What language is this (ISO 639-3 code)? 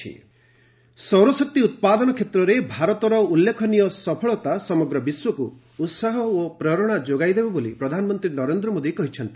ori